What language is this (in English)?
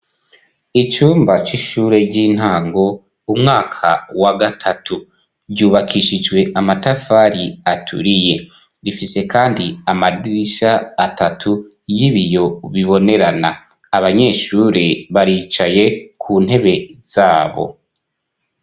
Rundi